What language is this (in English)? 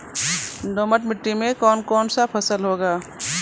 Maithili